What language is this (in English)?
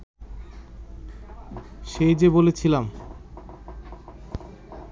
Bangla